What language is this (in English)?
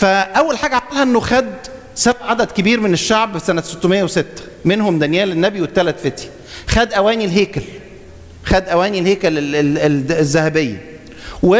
Arabic